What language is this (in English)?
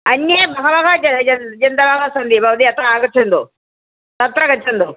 Sanskrit